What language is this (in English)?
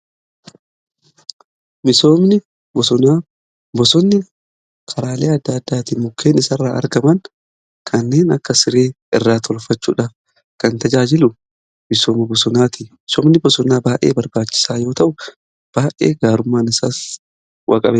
Oromo